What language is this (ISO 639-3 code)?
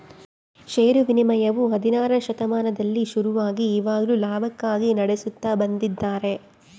kan